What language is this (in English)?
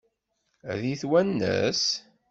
Kabyle